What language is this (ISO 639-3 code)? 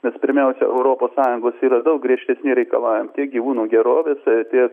lit